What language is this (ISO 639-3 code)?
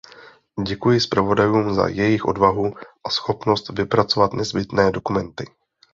ces